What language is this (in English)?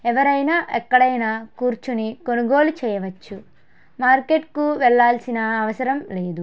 Telugu